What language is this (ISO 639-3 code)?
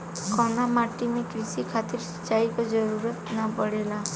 bho